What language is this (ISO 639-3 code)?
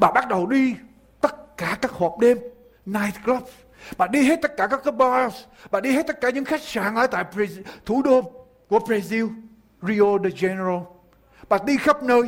vie